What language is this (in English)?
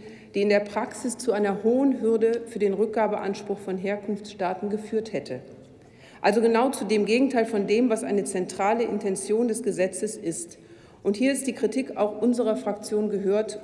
German